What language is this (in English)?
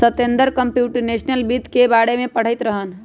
Magahi